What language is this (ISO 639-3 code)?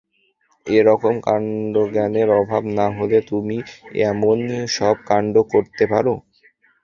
ben